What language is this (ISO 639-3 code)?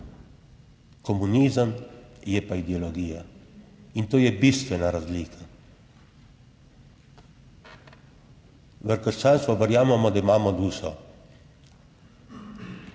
slv